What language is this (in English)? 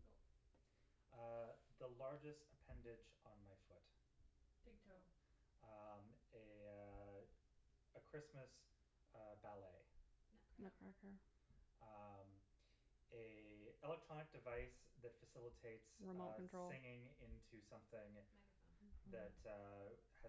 English